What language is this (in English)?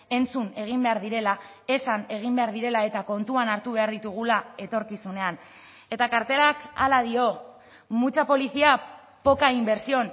Basque